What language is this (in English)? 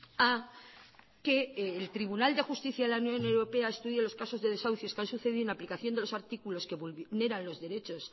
Spanish